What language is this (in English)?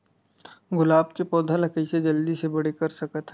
Chhattisgarhi